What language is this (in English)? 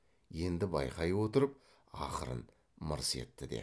Kazakh